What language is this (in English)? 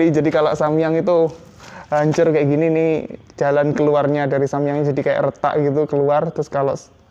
Indonesian